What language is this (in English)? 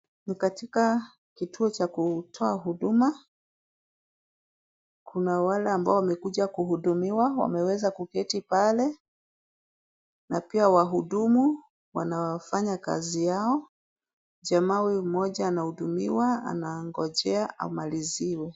Swahili